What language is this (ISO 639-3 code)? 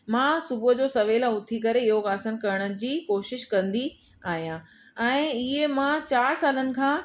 snd